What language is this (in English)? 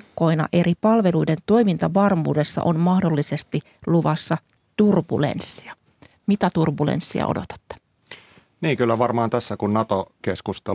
Finnish